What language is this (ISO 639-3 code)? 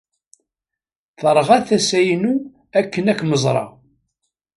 kab